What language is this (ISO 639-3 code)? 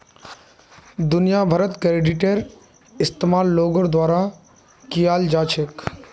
mag